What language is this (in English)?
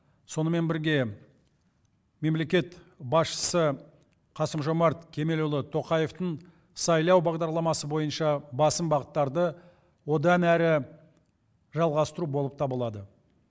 Kazakh